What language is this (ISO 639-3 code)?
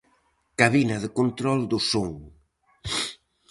glg